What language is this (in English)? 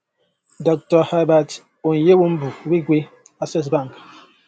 Yoruba